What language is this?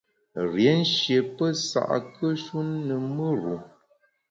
Bamun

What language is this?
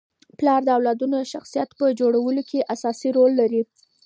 Pashto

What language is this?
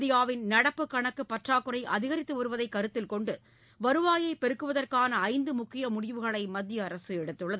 Tamil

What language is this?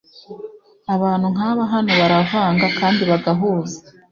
Kinyarwanda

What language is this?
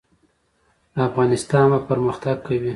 Pashto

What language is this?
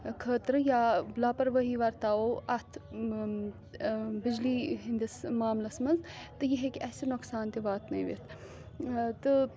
Kashmiri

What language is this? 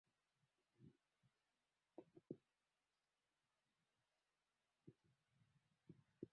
Swahili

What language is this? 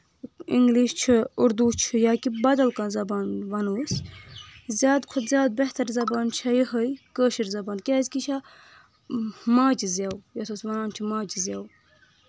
Kashmiri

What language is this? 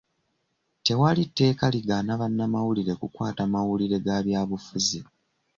Ganda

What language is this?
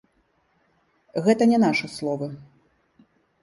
Belarusian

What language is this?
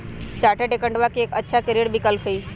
Magahi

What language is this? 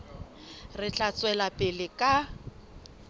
Southern Sotho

